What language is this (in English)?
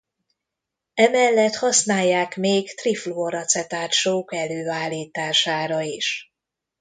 Hungarian